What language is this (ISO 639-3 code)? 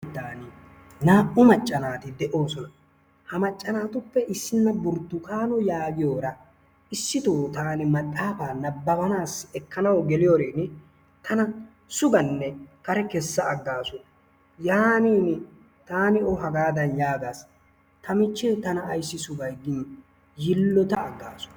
wal